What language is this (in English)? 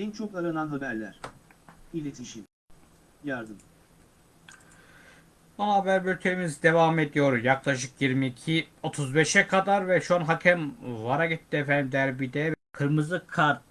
Turkish